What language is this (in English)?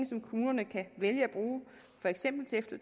Danish